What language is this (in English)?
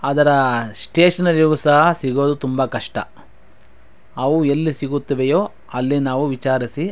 Kannada